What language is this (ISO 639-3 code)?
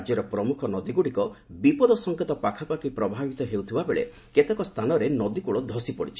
ori